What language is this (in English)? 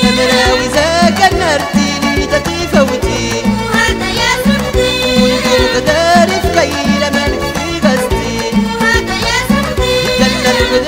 Arabic